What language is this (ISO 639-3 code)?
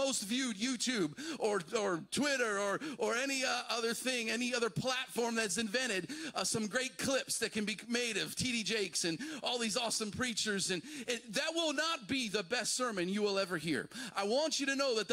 eng